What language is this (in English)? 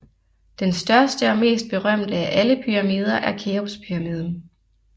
Danish